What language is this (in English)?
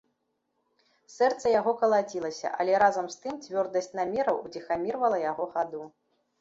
Belarusian